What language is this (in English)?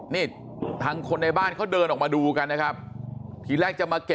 Thai